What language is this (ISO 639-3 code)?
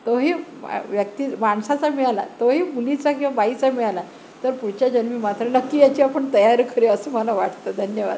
mar